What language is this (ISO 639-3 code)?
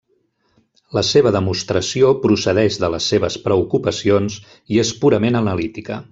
cat